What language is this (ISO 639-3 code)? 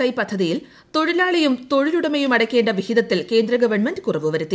mal